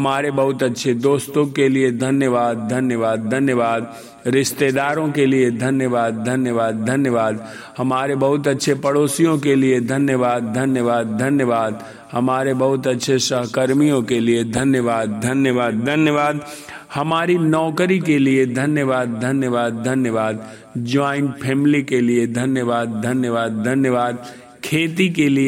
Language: Hindi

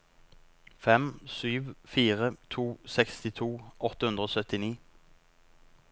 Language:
Norwegian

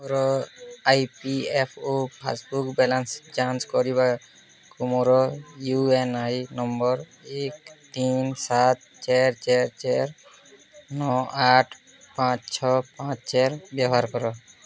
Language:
Odia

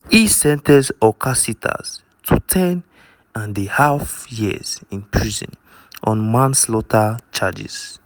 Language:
Nigerian Pidgin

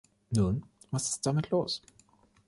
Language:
German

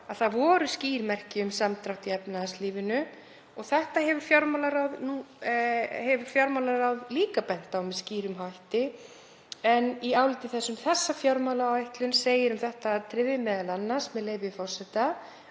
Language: Icelandic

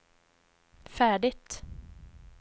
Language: Swedish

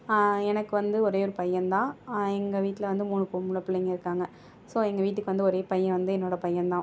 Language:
Tamil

